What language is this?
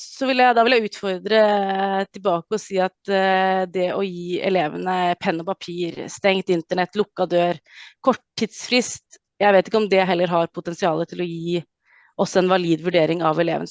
Norwegian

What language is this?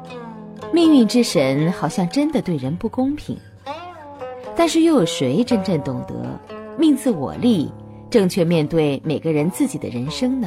Chinese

